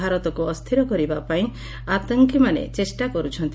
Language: Odia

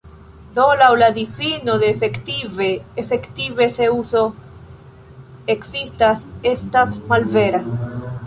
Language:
Esperanto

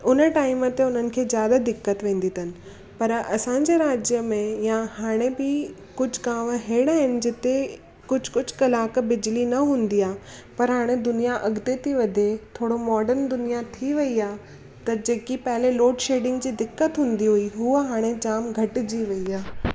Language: Sindhi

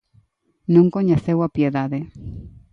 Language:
Galician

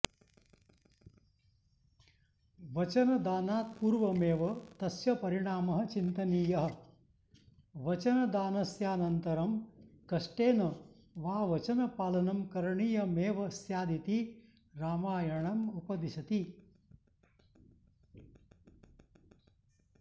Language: Sanskrit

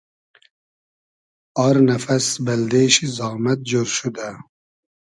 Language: Hazaragi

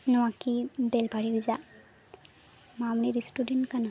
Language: Santali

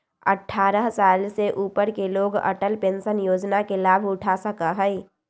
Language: Magahi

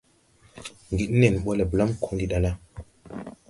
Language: Tupuri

